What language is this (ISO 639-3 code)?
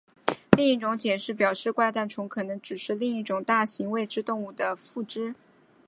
zho